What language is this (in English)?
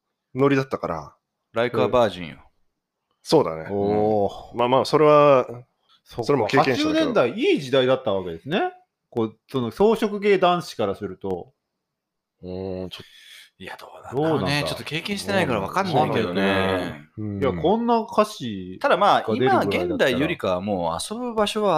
Japanese